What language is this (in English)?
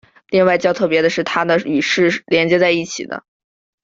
Chinese